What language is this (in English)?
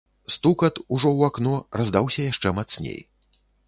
Belarusian